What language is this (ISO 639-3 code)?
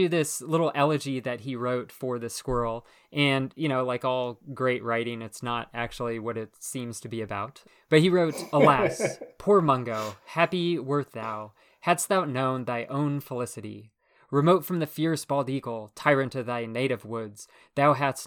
eng